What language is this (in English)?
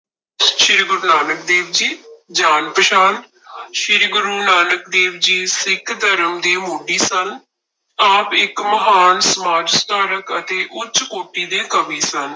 Punjabi